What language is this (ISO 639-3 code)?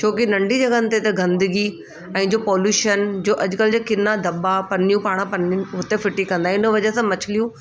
snd